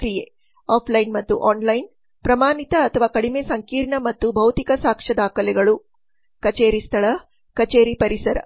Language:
Kannada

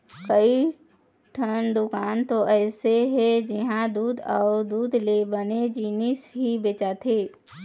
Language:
Chhattisgarhi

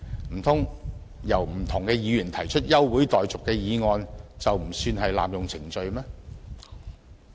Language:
Cantonese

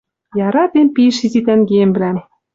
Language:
Western Mari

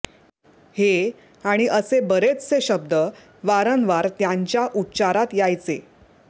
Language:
Marathi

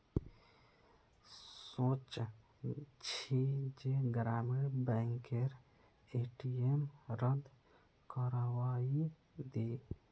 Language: Magahi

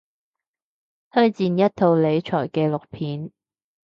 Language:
Cantonese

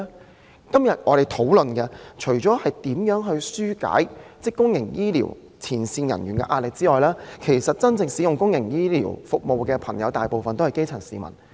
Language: Cantonese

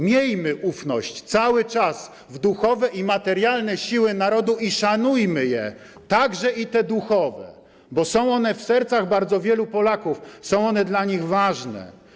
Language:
Polish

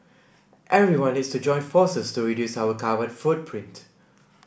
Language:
English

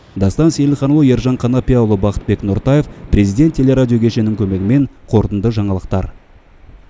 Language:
Kazakh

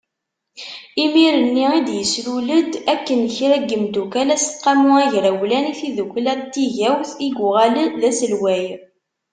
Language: Kabyle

